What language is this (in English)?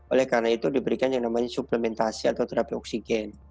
Indonesian